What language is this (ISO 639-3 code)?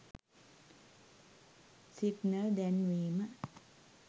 sin